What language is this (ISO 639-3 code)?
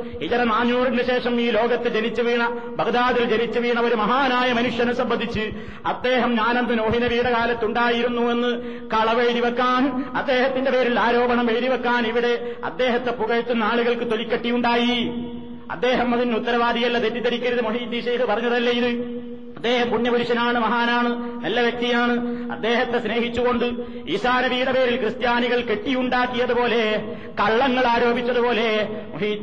mal